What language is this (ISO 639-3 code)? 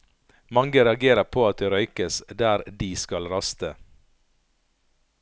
nor